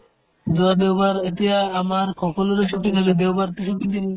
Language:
Assamese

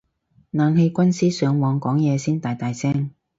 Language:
Cantonese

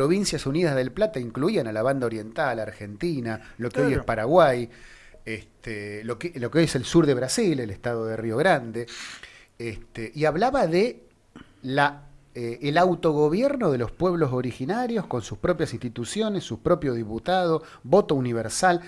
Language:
Spanish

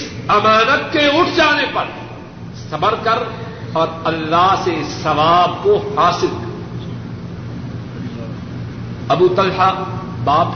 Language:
Urdu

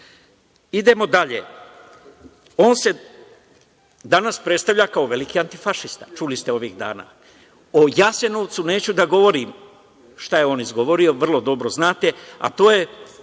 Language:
Serbian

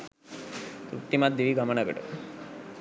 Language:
Sinhala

